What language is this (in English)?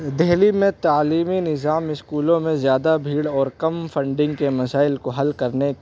Urdu